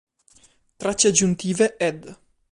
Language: Italian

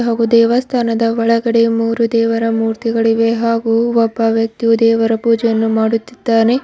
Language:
Kannada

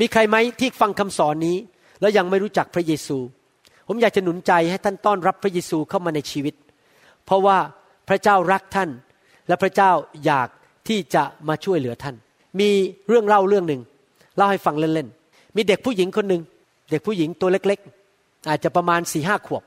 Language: Thai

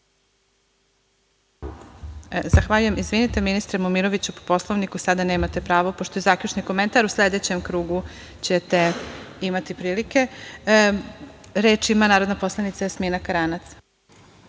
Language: Serbian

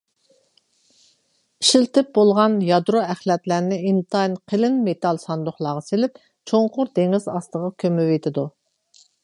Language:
Uyghur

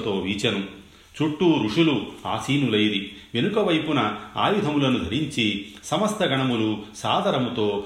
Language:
Telugu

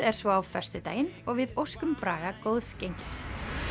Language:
Icelandic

